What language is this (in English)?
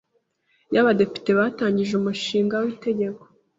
Kinyarwanda